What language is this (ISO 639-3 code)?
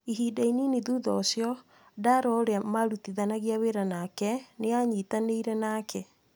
kik